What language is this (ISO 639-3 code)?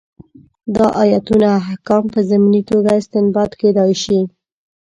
pus